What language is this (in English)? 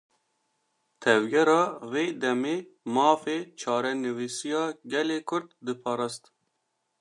Kurdish